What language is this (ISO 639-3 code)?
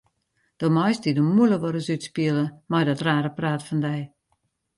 fry